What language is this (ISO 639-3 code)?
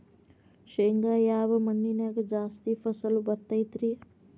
kan